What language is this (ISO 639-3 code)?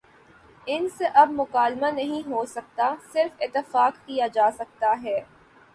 urd